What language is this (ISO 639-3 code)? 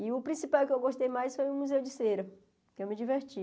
por